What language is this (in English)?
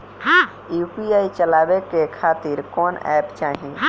Bhojpuri